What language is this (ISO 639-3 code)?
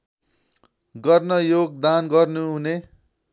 nep